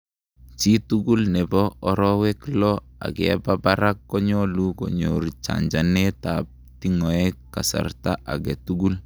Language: Kalenjin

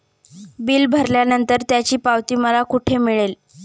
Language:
Marathi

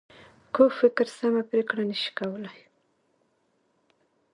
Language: Pashto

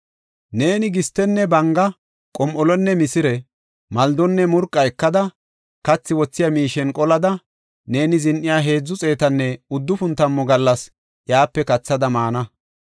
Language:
Gofa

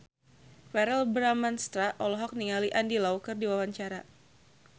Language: Sundanese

